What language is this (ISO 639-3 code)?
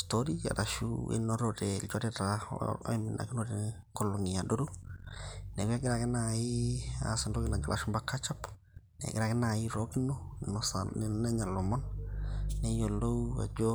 mas